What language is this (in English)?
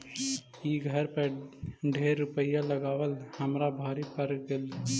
Magahi